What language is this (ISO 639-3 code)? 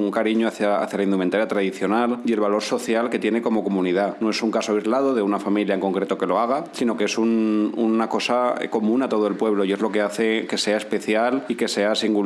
spa